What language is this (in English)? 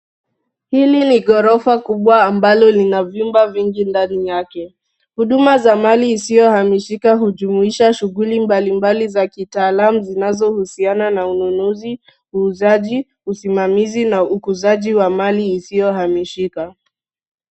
Swahili